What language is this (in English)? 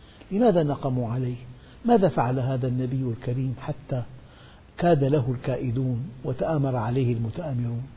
Arabic